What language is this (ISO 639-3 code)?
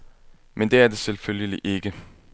dan